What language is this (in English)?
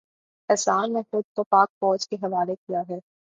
Urdu